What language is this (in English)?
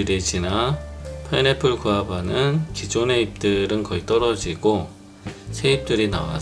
Korean